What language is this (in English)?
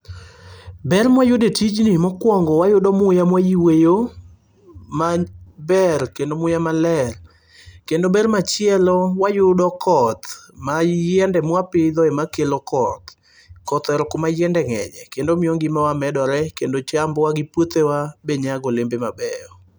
Luo (Kenya and Tanzania)